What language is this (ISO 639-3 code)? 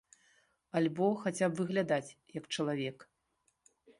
bel